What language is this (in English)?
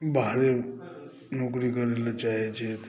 Maithili